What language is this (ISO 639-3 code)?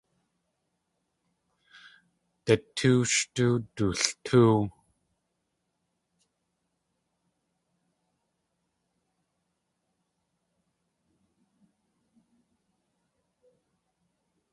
tli